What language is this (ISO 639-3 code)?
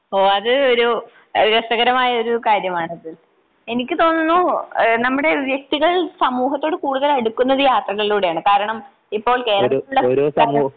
mal